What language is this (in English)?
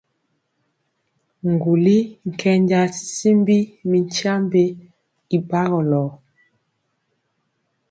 Mpiemo